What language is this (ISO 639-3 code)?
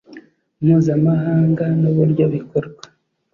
kin